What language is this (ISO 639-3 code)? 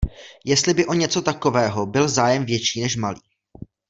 ces